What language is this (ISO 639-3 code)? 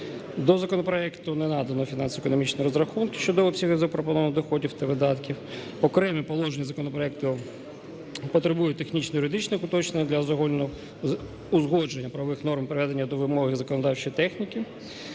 ukr